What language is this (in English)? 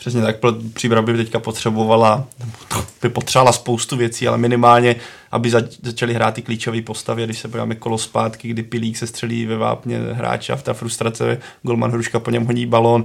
Czech